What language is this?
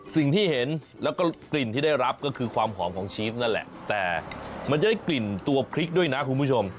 Thai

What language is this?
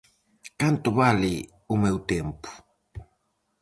Galician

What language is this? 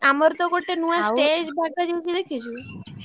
Odia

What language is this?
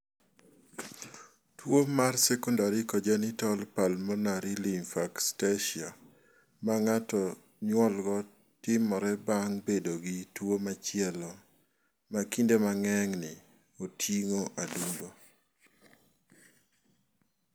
Luo (Kenya and Tanzania)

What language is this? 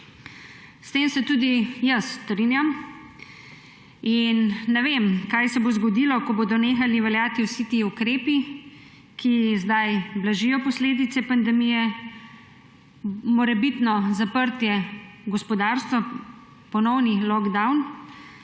Slovenian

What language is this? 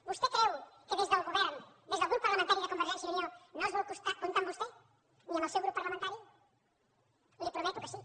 Catalan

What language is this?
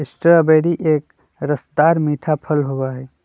Magahi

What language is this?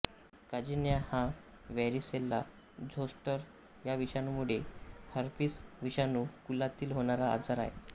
Marathi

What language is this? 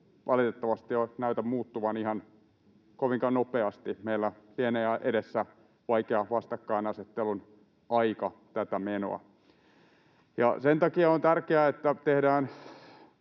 Finnish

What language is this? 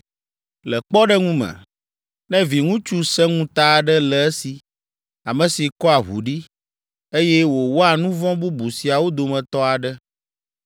Ewe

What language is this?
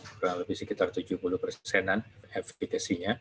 Indonesian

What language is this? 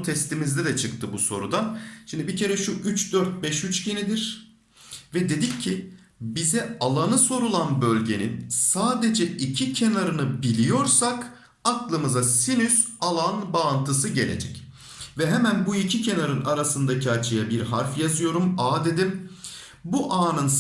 Turkish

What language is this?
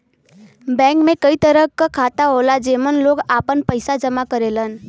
Bhojpuri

